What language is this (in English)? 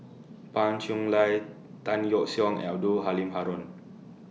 English